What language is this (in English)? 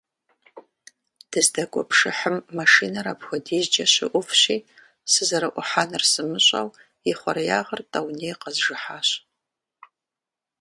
Kabardian